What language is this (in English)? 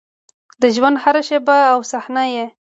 Pashto